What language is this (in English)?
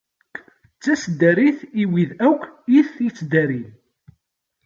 Kabyle